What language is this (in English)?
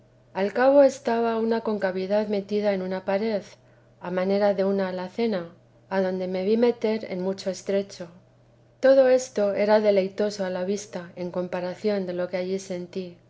Spanish